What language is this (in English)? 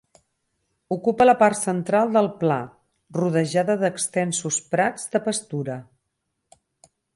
Catalan